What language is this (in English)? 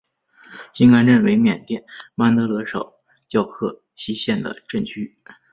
Chinese